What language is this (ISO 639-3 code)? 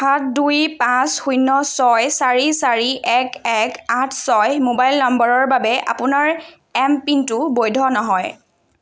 asm